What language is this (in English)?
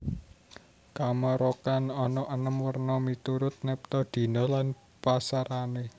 Javanese